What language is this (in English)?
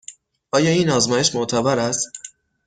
Persian